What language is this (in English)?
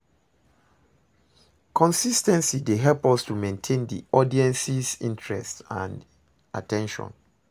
Nigerian Pidgin